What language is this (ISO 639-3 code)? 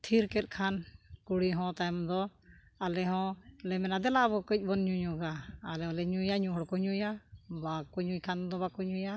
sat